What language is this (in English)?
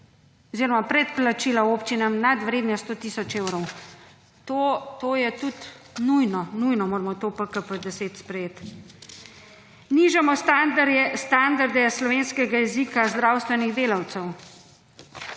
Slovenian